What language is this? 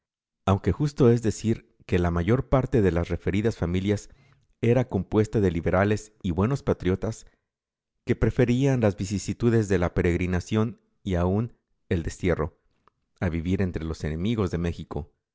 Spanish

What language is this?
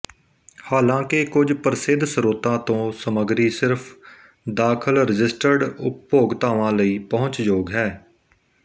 Punjabi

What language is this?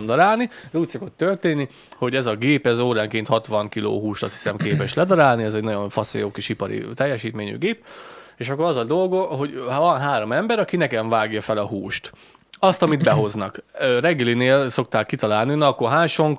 Hungarian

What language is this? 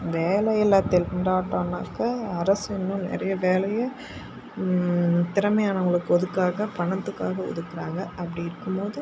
Tamil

